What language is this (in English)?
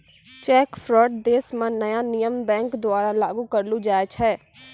Maithili